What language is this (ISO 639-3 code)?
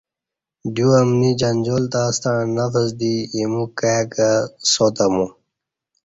bsh